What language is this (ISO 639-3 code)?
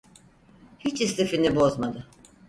tur